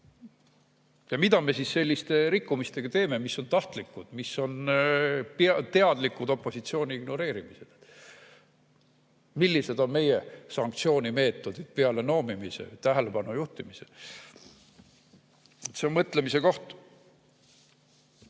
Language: Estonian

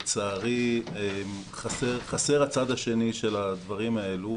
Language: Hebrew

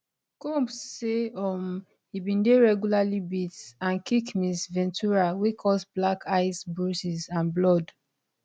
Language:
Nigerian Pidgin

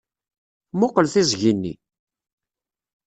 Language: Kabyle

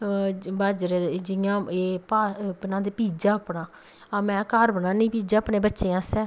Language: Dogri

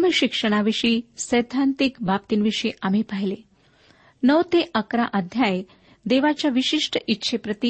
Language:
Marathi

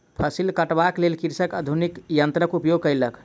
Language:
Maithili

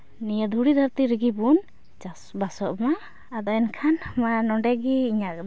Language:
Santali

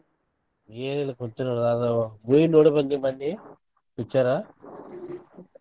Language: Kannada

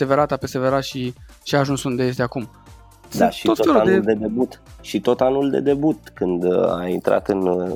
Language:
Romanian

